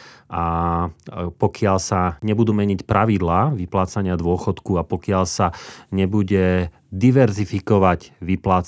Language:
Slovak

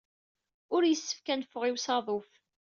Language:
Kabyle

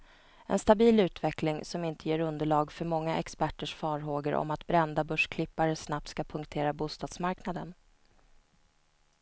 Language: Swedish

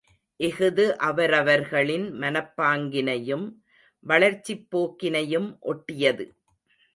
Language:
Tamil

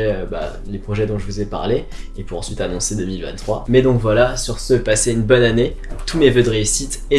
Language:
French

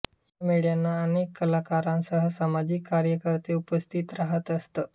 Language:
Marathi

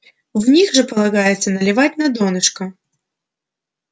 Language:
Russian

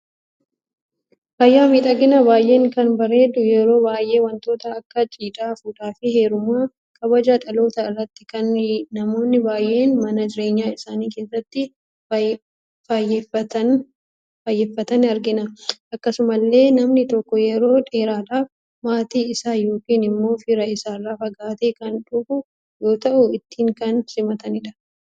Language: Oromo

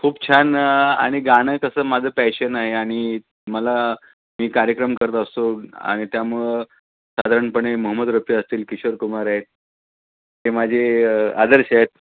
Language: Marathi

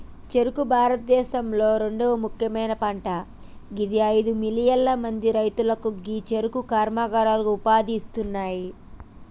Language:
Telugu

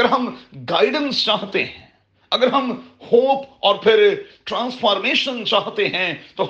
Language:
Urdu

